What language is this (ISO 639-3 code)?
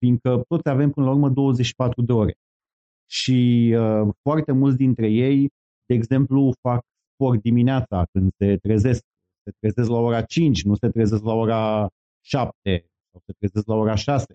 ron